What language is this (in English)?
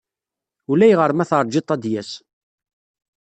Kabyle